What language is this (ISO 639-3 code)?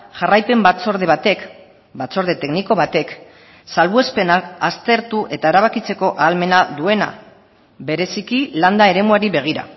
eus